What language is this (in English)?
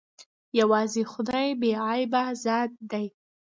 Pashto